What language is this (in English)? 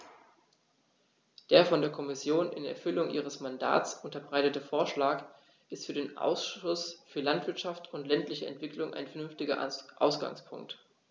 German